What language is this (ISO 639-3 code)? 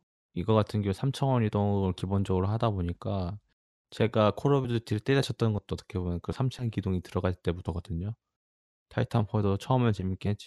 kor